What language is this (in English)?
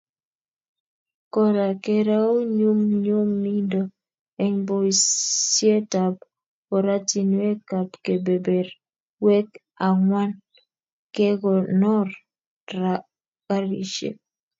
Kalenjin